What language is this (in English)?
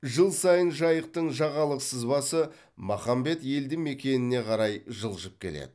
Kazakh